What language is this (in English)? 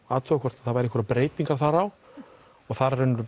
Icelandic